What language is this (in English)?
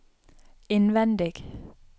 Norwegian